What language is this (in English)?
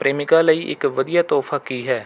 Punjabi